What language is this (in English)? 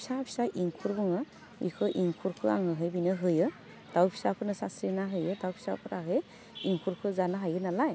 Bodo